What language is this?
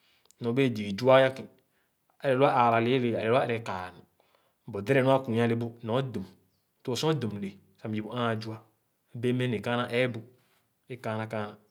Khana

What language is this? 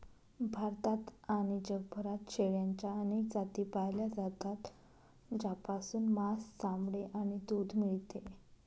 Marathi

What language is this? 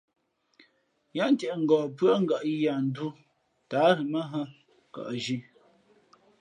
Fe'fe'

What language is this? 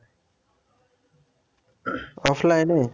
Bangla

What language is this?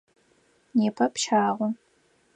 Adyghe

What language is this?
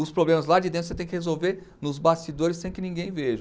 Portuguese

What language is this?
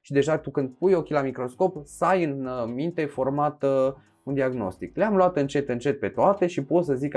Romanian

